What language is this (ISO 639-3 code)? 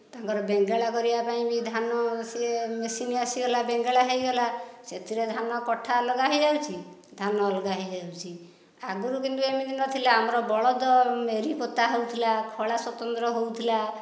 ori